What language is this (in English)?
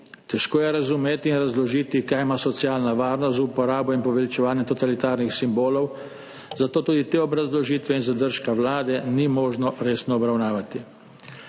Slovenian